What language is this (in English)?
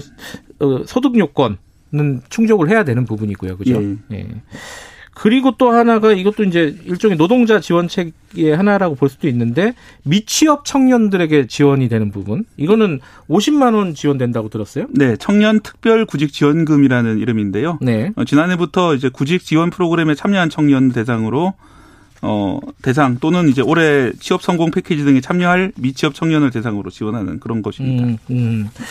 Korean